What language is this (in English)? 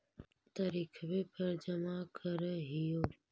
Magahi